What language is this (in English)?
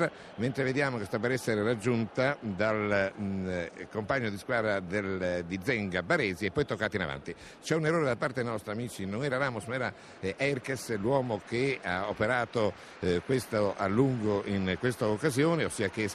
Italian